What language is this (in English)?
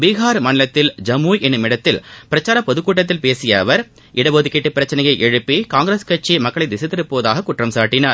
Tamil